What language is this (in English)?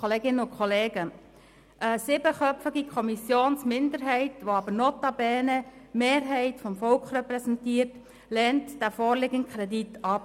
Swiss German